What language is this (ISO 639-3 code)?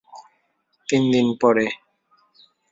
ben